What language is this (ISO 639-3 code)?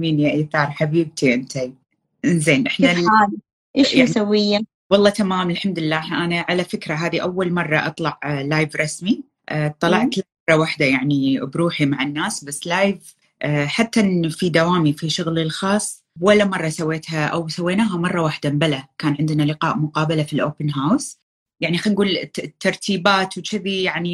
ara